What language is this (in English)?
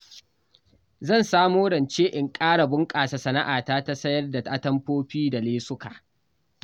Hausa